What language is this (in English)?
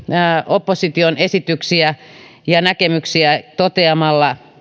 Finnish